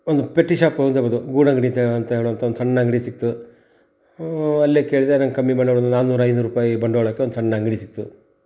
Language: Kannada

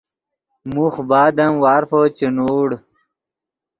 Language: Yidgha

